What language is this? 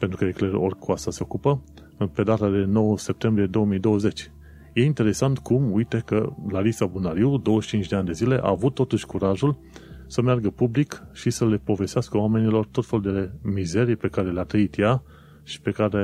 Romanian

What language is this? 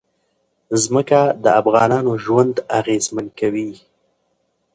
Pashto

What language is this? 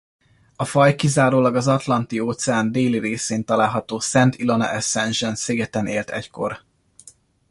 Hungarian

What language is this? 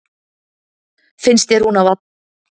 Icelandic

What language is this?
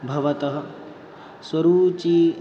Sanskrit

